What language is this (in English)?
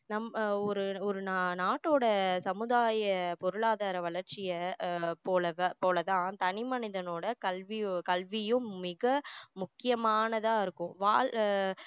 Tamil